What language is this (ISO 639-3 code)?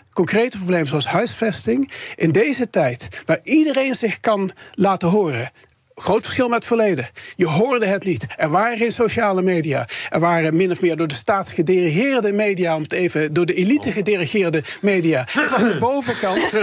nld